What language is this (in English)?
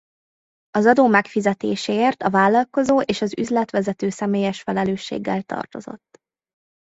Hungarian